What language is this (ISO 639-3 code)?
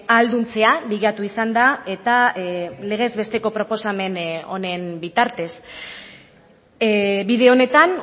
eus